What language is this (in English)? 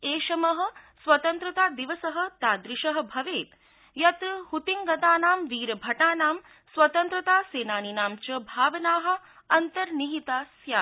Sanskrit